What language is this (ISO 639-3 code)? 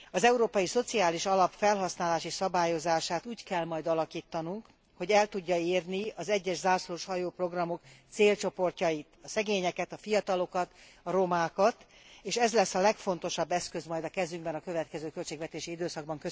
hun